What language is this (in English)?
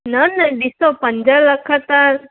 Sindhi